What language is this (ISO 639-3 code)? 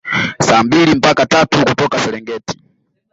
swa